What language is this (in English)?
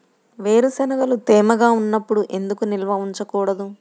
Telugu